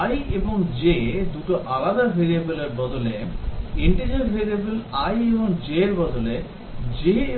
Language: Bangla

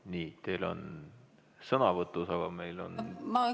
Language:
Estonian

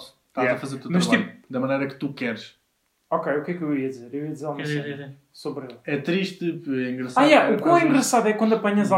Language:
Portuguese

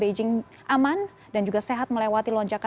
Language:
Indonesian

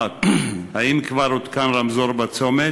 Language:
Hebrew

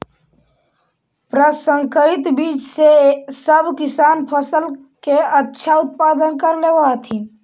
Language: Magahi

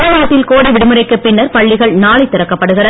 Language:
Tamil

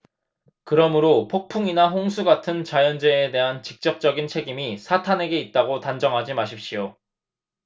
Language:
Korean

